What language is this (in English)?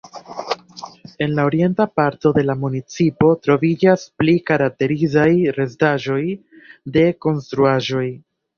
Esperanto